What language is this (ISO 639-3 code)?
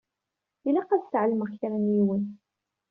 kab